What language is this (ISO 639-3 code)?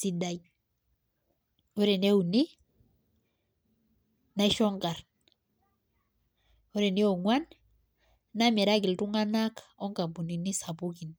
mas